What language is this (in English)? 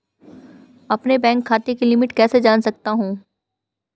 Hindi